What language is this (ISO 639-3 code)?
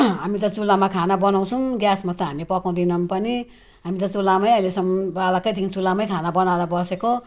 nep